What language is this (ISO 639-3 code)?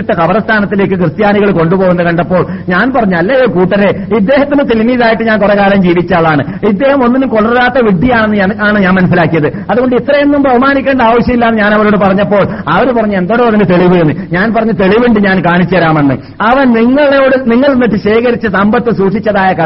mal